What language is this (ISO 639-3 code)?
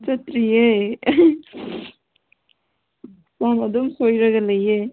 mni